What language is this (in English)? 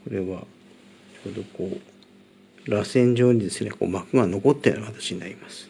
Japanese